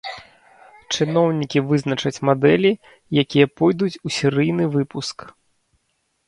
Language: Belarusian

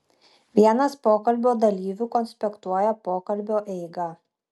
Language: Lithuanian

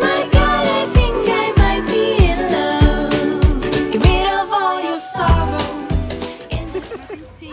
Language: Portuguese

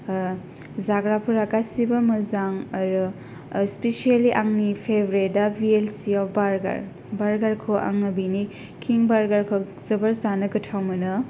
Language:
Bodo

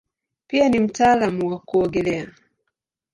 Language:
Swahili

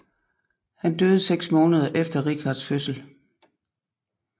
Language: Danish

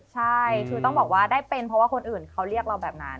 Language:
Thai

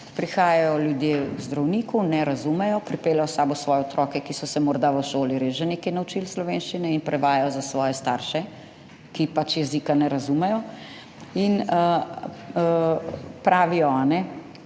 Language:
Slovenian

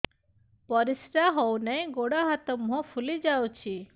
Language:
Odia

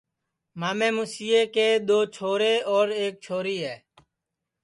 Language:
Sansi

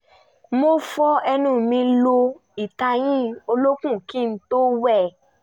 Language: Yoruba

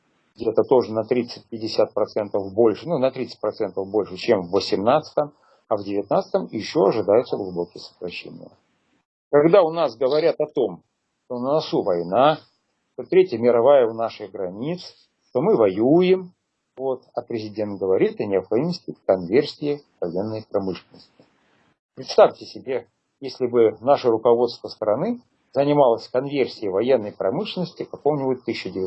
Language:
Russian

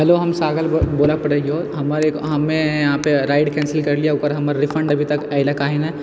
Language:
Maithili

